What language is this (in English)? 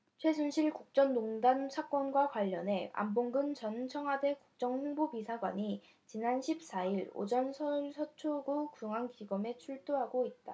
Korean